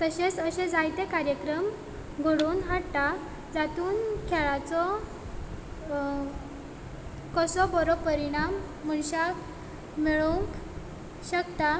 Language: Konkani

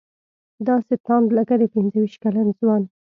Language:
Pashto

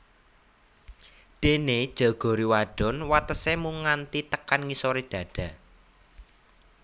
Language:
Javanese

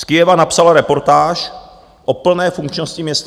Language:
Czech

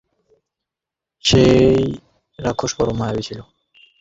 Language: Bangla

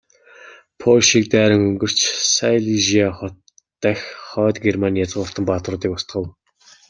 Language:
Mongolian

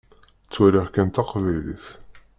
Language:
Kabyle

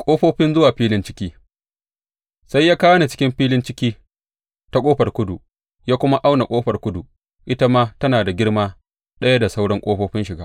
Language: Hausa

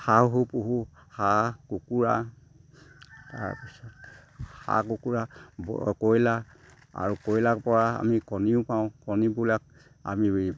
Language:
Assamese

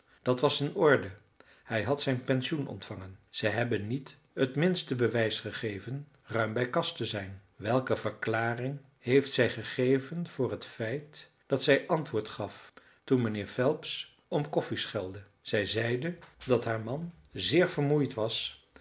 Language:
Dutch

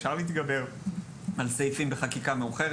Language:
Hebrew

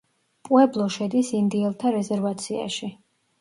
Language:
Georgian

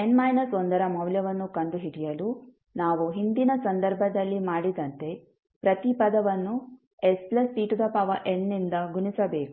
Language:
Kannada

